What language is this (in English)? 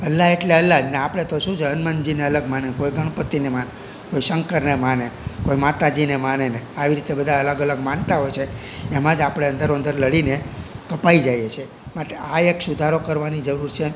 Gujarati